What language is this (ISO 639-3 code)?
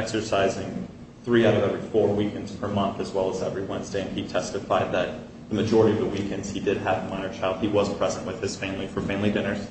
eng